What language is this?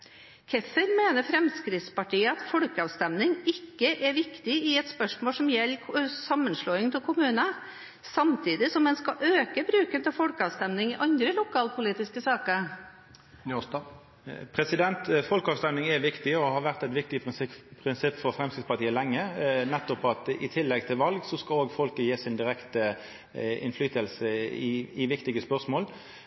Norwegian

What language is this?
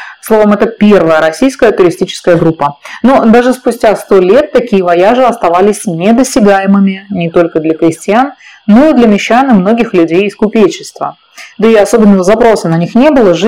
Russian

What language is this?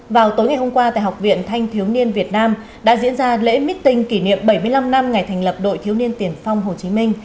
Vietnamese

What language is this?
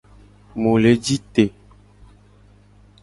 Gen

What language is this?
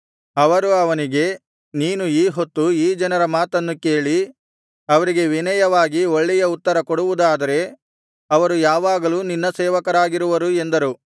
Kannada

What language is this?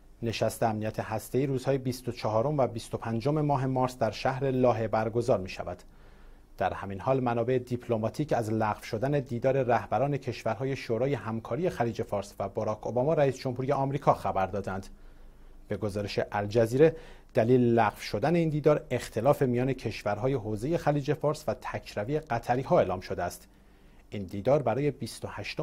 Persian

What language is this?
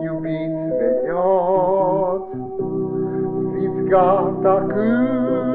Romanian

